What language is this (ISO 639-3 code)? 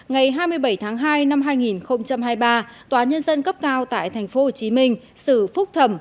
vie